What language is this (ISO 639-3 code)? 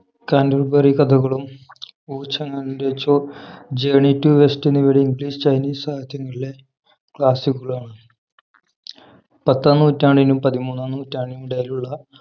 mal